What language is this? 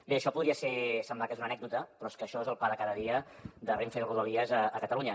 Catalan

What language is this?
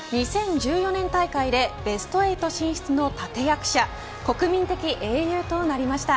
Japanese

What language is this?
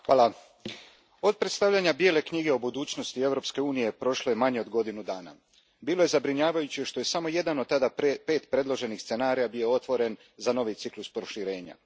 Croatian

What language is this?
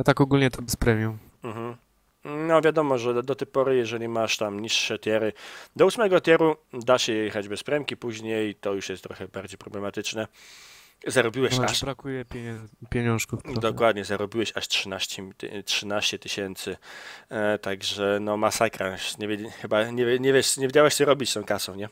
Polish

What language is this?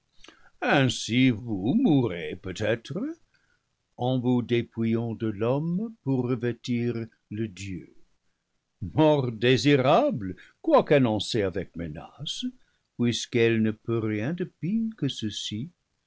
French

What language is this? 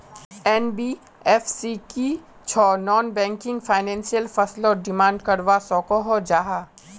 Magahi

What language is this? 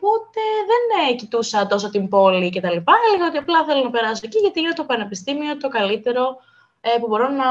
Greek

